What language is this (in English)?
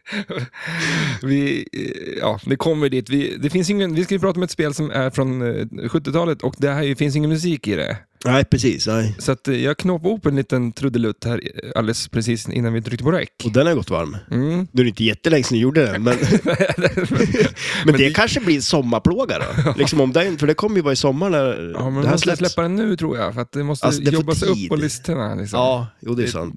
Swedish